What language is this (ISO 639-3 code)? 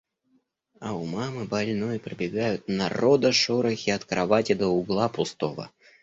rus